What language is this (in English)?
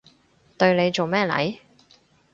Cantonese